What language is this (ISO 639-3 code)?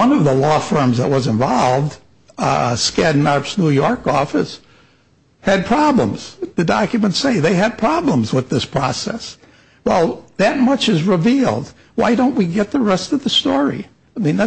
eng